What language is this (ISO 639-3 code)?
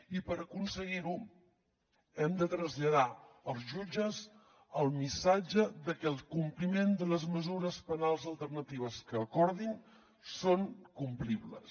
cat